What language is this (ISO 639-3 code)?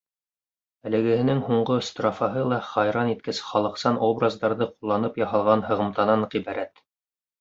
bak